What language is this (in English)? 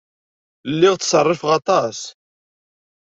Kabyle